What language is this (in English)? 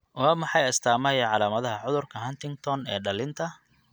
Somali